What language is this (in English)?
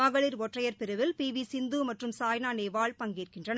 Tamil